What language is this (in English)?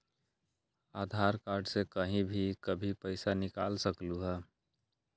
Magahi